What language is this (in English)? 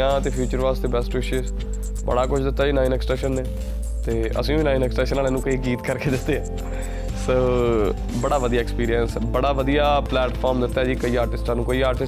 Punjabi